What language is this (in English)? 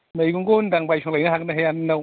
Bodo